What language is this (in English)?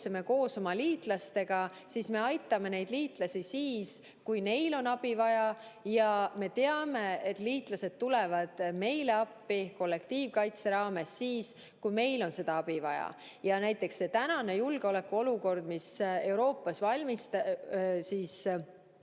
Estonian